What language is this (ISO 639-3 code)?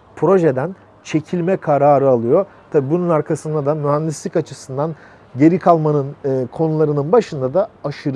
tur